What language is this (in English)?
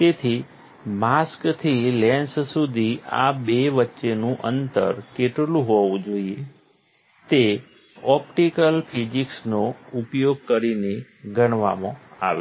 Gujarati